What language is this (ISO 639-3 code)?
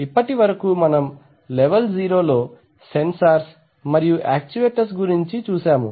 tel